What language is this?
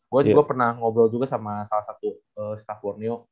Indonesian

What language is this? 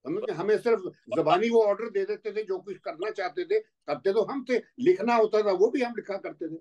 Hindi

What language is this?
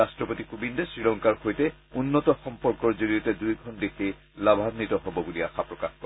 Assamese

